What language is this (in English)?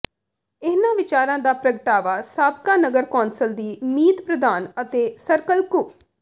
Punjabi